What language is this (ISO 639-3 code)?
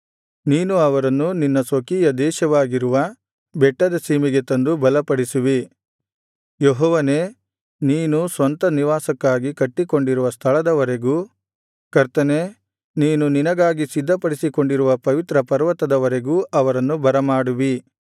kan